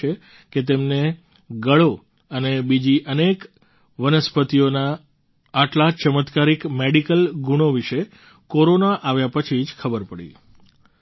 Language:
Gujarati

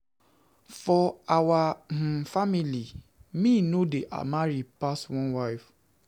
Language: Nigerian Pidgin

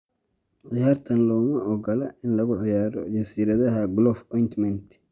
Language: Somali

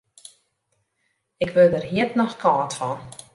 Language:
Western Frisian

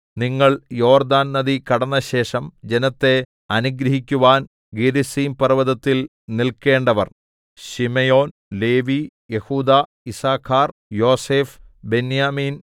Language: Malayalam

